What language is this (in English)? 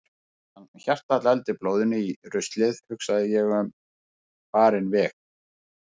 Icelandic